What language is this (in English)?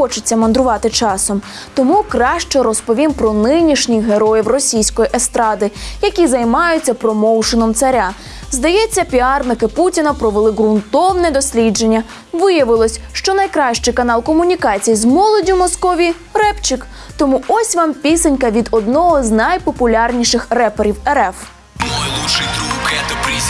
Russian